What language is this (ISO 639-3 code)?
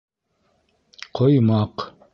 bak